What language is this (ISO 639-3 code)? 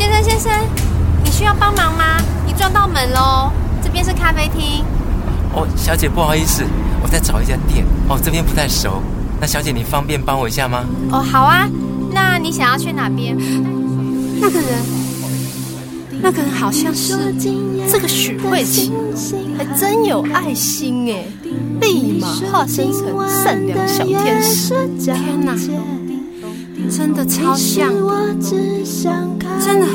zho